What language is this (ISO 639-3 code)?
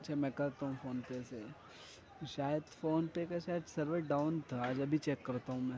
urd